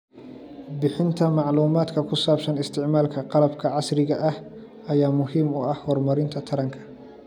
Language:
Somali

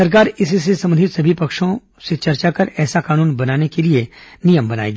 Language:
Hindi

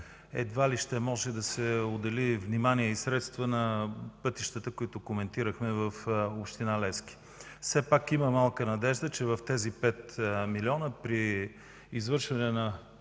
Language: Bulgarian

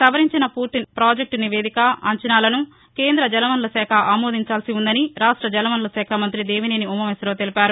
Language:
Telugu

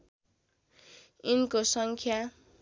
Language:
Nepali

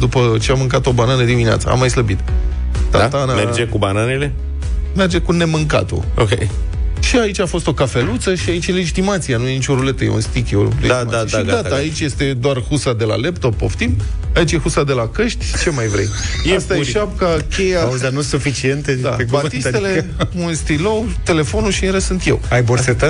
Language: Romanian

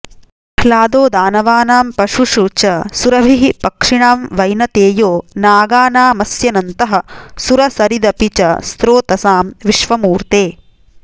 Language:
Sanskrit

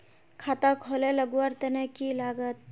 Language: Magahi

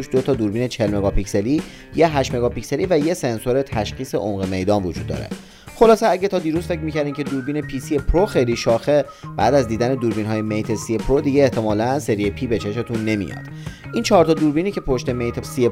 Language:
Persian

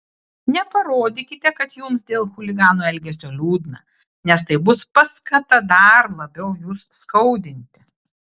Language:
Lithuanian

